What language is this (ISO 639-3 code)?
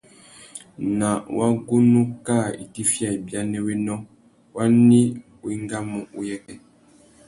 bag